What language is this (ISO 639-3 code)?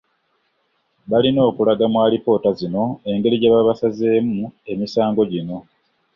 lug